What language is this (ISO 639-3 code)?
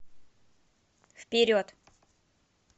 rus